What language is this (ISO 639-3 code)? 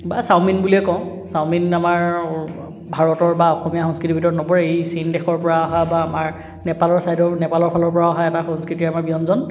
asm